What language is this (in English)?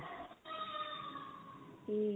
Punjabi